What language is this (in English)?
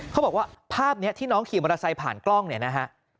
Thai